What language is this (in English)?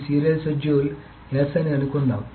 Telugu